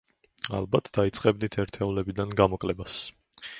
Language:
Georgian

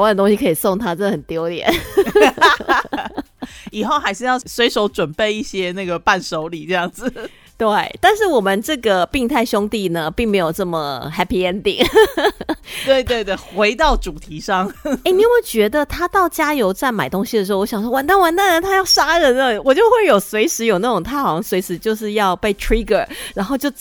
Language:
Chinese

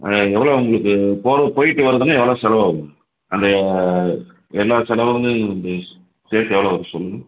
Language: Tamil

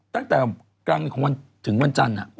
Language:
Thai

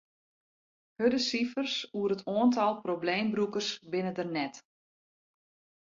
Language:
Western Frisian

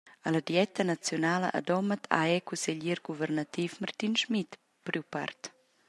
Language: Romansh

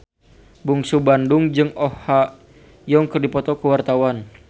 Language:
Sundanese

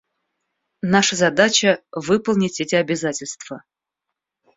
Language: Russian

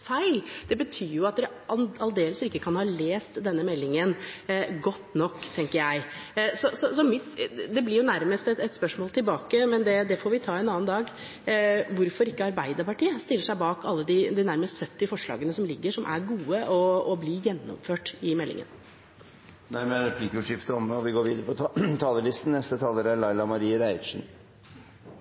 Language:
Norwegian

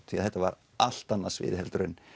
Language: Icelandic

